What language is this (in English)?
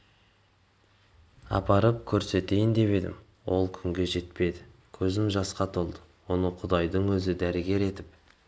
Kazakh